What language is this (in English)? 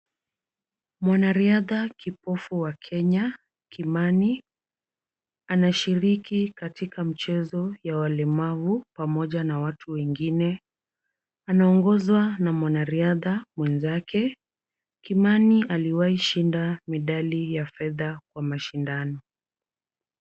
Swahili